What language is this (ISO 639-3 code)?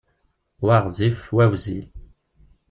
kab